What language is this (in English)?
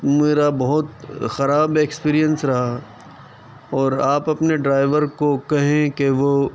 Urdu